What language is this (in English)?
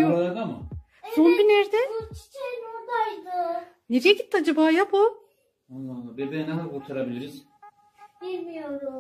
Turkish